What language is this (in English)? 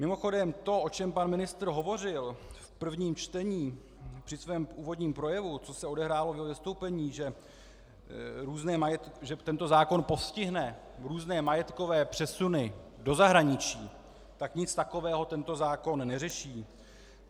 Czech